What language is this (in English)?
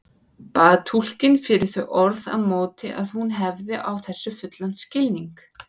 Icelandic